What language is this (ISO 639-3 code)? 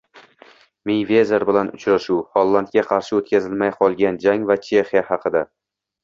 uzb